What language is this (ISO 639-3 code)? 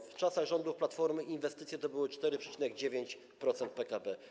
pol